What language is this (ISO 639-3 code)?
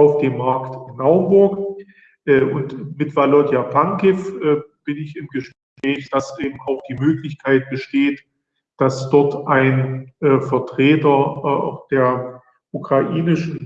deu